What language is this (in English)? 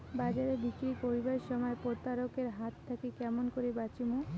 Bangla